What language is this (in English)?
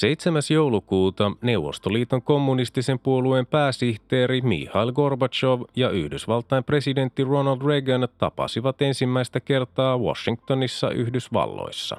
Finnish